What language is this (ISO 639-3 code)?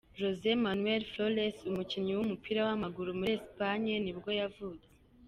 kin